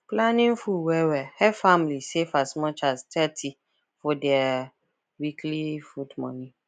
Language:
Nigerian Pidgin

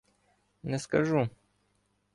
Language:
Ukrainian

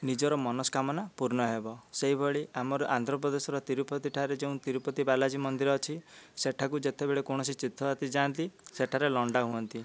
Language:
Odia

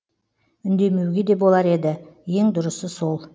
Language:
Kazakh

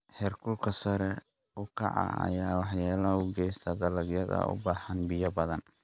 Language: Somali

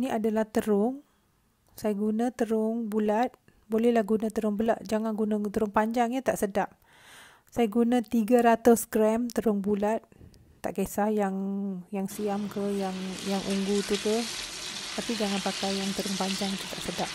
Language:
Malay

